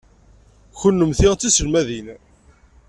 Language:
Kabyle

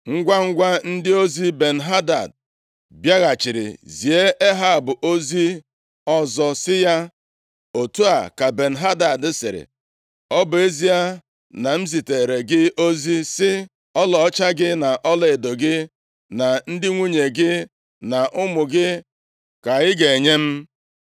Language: Igbo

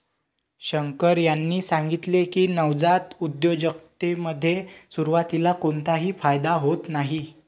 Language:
Marathi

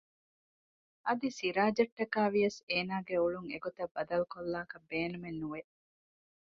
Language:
Divehi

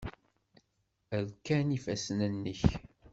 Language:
Kabyle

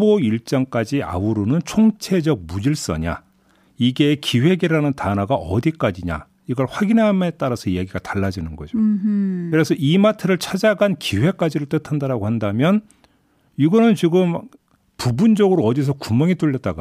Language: Korean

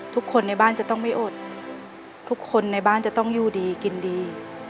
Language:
Thai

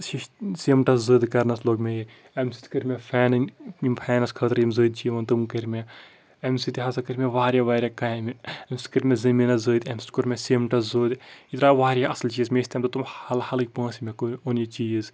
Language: Kashmiri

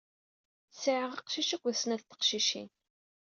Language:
Kabyle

